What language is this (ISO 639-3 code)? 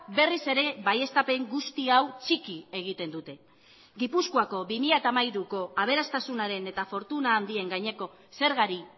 eus